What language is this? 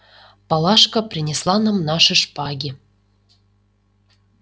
Russian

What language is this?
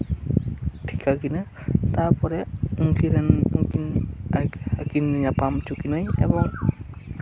Santali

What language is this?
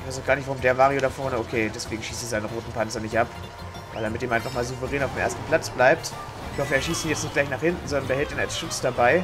German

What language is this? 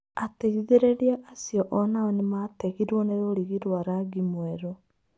Kikuyu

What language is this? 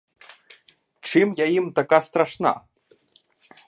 Ukrainian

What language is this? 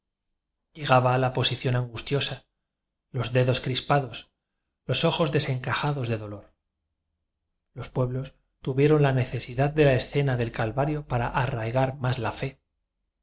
Spanish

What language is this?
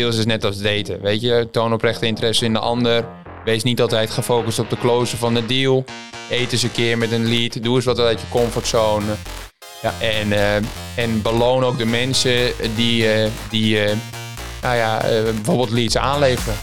Dutch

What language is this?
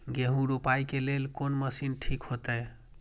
Maithili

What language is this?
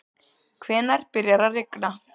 Icelandic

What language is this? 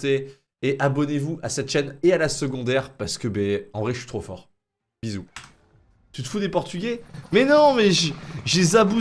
French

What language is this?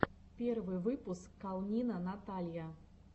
Russian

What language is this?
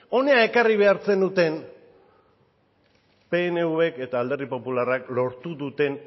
Basque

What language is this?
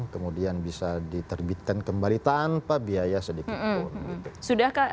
Indonesian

